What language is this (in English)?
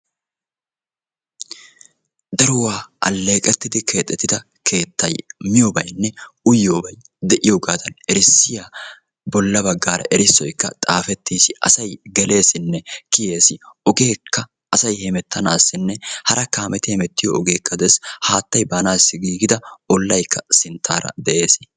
Wolaytta